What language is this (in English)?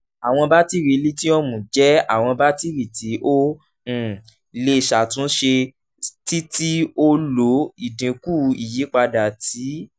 Yoruba